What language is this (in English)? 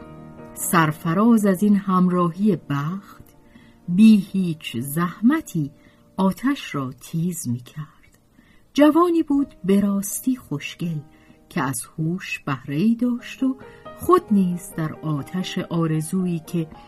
Persian